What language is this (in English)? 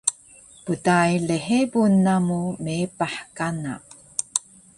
Taroko